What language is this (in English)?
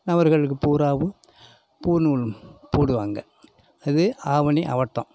Tamil